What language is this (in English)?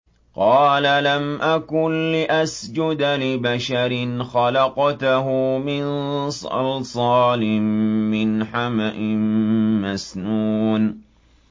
Arabic